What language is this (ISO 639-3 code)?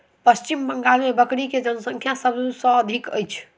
mai